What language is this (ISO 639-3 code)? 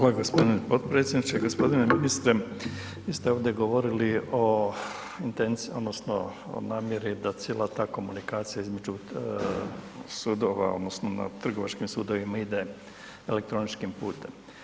hrv